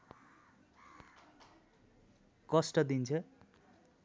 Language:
Nepali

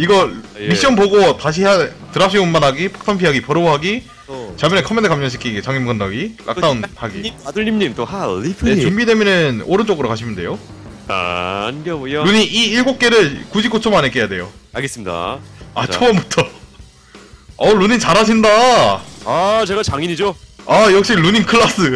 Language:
Korean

